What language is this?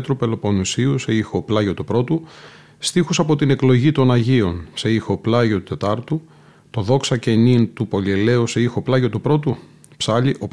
Greek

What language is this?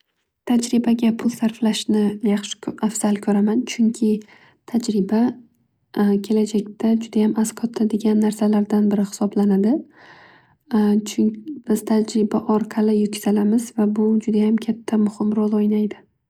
Uzbek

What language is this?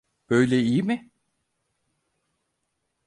Turkish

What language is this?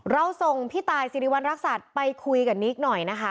Thai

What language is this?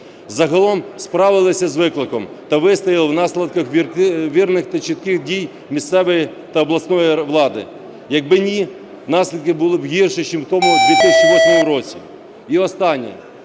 Ukrainian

